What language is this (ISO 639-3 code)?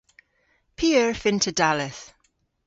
cor